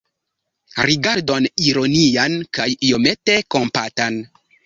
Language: Esperanto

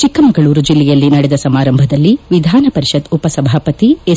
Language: Kannada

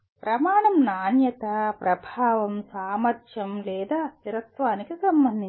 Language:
Telugu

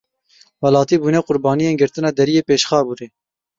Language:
Kurdish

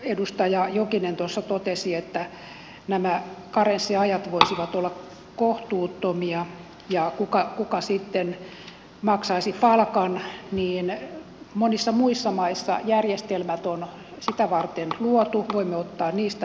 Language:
Finnish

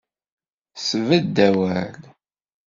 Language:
Kabyle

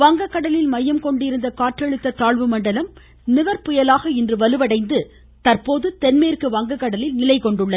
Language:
Tamil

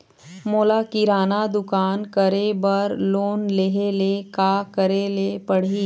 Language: Chhattisgarhi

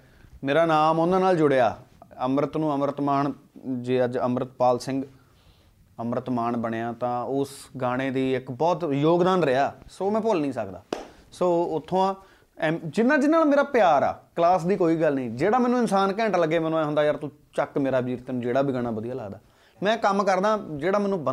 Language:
Punjabi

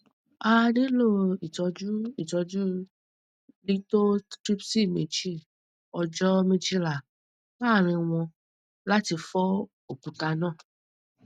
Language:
Yoruba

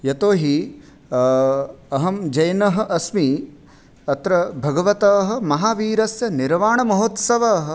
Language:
Sanskrit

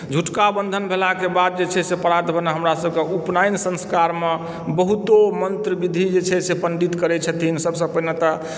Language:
Maithili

